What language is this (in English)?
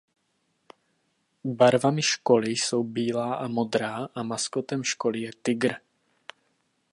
Czech